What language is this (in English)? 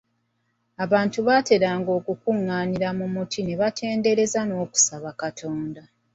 Ganda